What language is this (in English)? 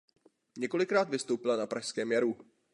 Czech